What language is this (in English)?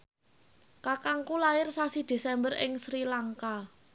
Javanese